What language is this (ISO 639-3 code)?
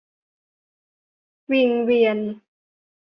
tha